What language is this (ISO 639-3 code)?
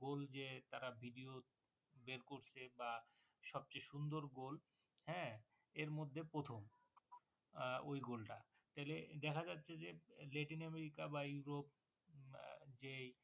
ben